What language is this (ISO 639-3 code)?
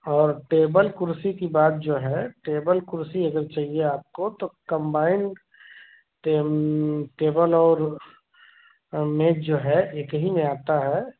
hin